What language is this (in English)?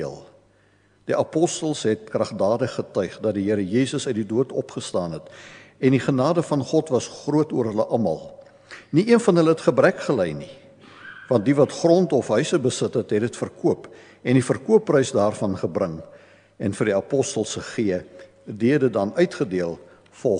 Dutch